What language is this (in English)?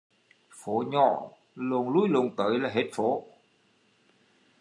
Vietnamese